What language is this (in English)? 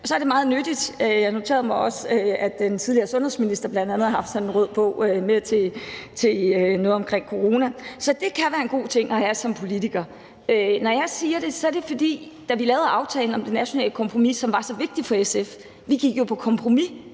Danish